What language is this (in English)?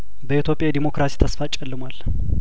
Amharic